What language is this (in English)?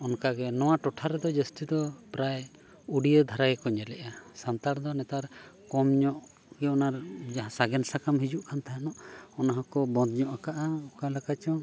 Santali